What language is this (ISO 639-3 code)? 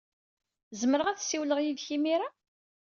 kab